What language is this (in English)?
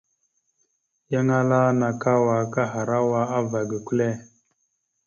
Mada (Cameroon)